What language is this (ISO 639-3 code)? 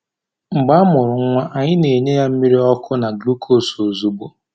ibo